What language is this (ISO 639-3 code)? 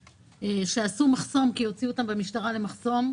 heb